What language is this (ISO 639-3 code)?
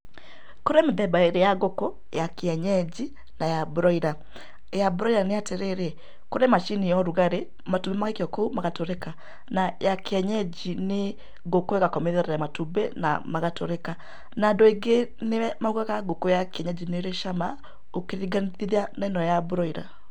kik